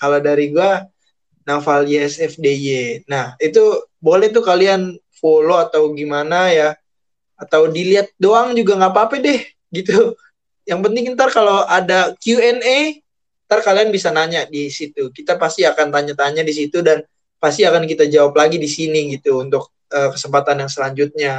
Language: Indonesian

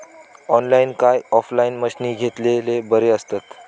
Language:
Marathi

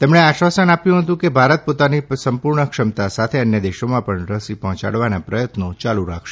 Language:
Gujarati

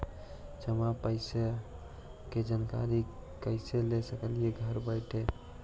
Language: Magahi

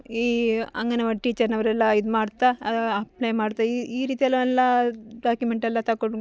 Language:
Kannada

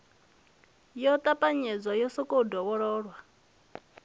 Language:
Venda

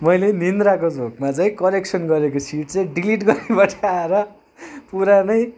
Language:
Nepali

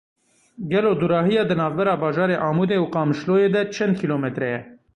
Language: Kurdish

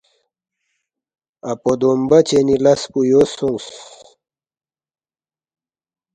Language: Balti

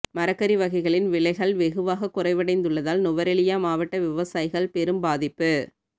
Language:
Tamil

